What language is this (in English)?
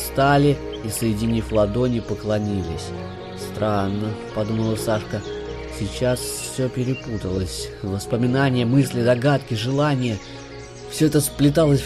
Russian